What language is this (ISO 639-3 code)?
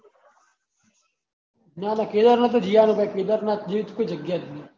guj